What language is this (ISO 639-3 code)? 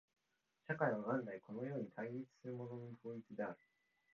jpn